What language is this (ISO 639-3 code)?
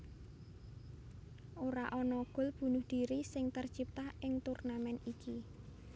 jav